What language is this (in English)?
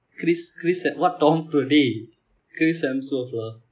English